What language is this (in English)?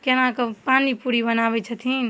Maithili